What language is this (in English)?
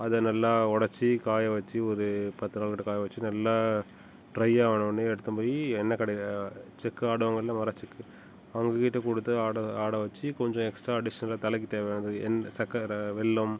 Tamil